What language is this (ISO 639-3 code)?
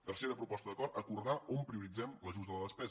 cat